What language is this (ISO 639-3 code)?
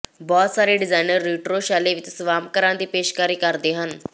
pan